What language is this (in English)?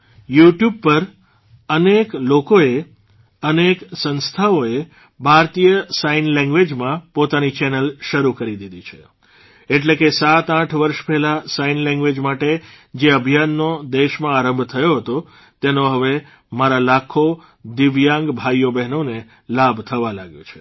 Gujarati